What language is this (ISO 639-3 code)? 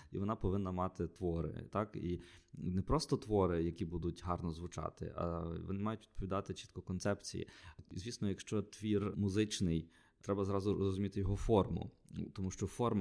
ukr